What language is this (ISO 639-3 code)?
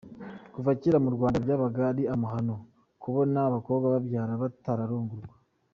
kin